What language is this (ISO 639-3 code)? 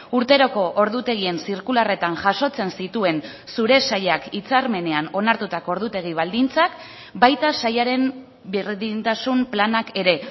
eus